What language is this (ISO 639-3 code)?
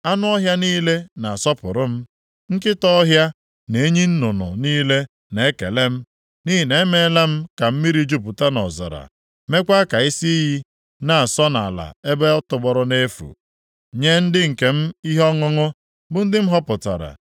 ibo